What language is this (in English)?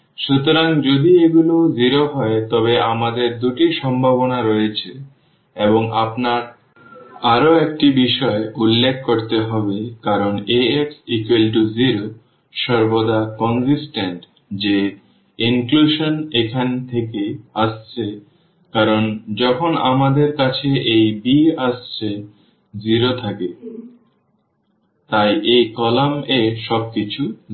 Bangla